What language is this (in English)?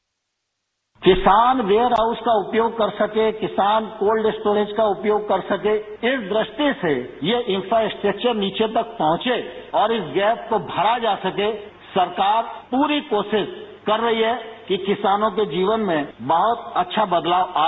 Hindi